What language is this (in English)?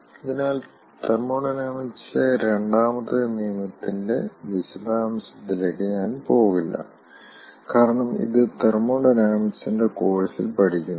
Malayalam